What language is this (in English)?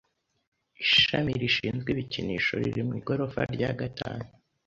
Kinyarwanda